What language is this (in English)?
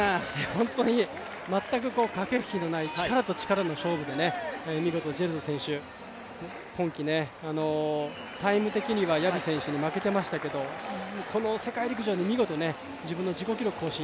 Japanese